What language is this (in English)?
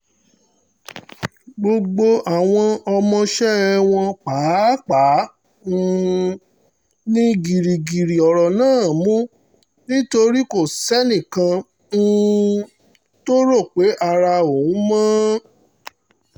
Yoruba